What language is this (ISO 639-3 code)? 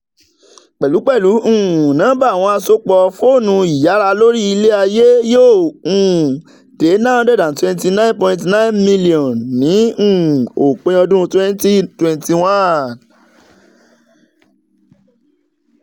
yor